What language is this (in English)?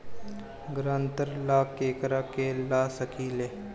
Bhojpuri